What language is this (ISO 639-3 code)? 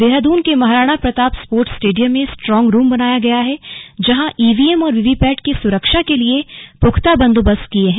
hin